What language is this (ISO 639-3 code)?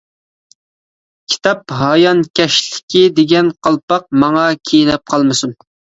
uig